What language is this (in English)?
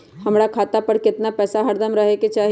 Magahi